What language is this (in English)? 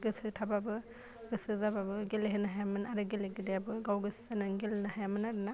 Bodo